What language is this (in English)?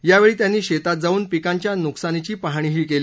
Marathi